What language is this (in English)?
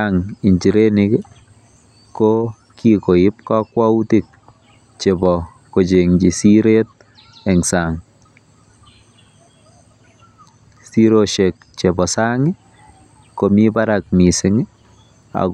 Kalenjin